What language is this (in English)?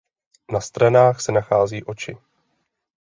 Czech